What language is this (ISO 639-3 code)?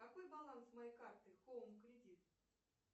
rus